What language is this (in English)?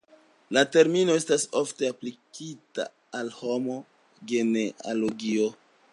Esperanto